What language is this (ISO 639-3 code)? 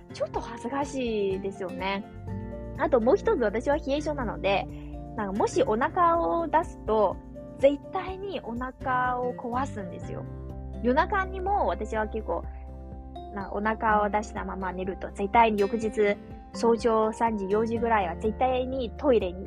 jpn